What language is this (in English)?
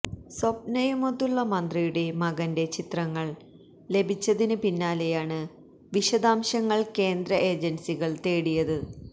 Malayalam